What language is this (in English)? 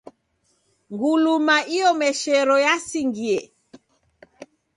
Taita